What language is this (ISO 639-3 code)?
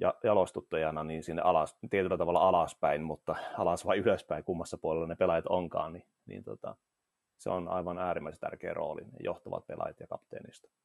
fin